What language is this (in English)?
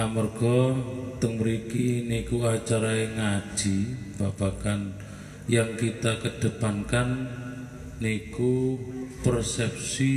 Indonesian